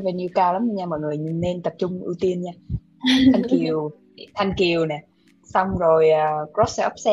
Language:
Vietnamese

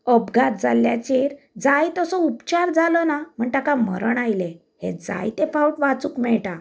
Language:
Konkani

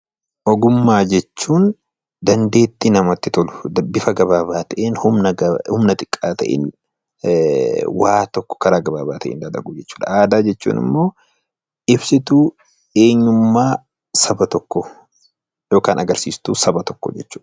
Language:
Oromo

